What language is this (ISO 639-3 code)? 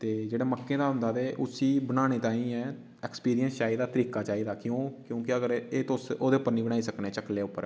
doi